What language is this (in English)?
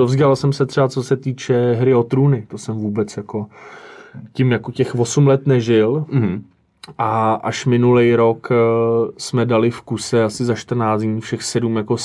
Czech